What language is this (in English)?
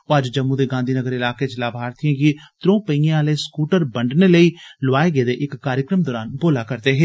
Dogri